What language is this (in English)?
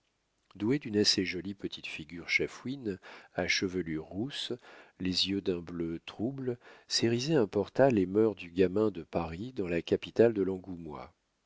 French